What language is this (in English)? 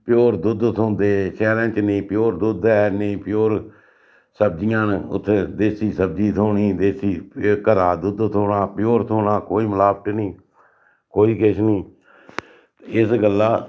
Dogri